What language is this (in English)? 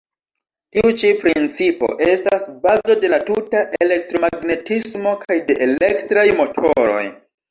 Esperanto